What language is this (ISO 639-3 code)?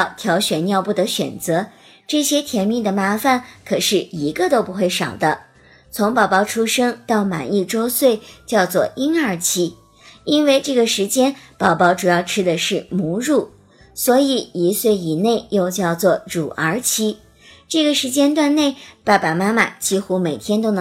zho